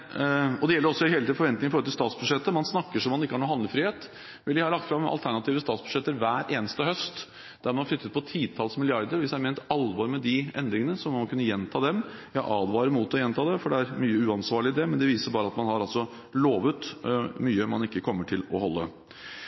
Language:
Norwegian Bokmål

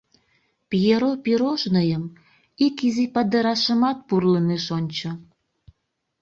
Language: Mari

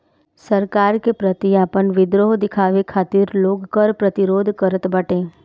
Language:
Bhojpuri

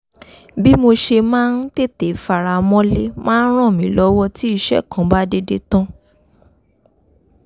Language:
Yoruba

